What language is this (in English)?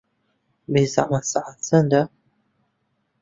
Central Kurdish